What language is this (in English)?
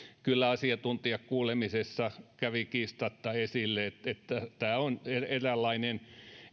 Finnish